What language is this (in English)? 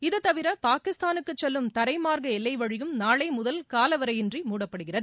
Tamil